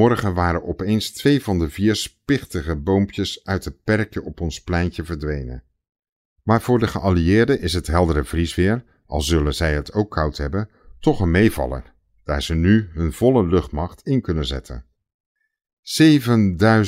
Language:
Dutch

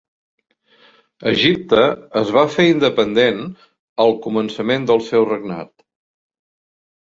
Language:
Catalan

